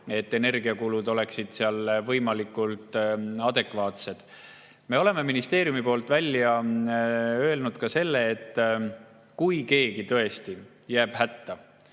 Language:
Estonian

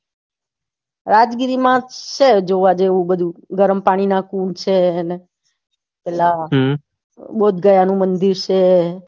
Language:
Gujarati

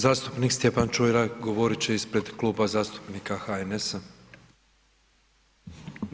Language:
Croatian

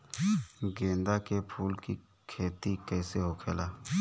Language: Bhojpuri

